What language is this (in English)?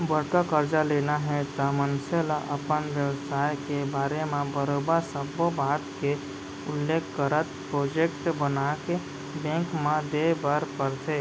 Chhattisgarhi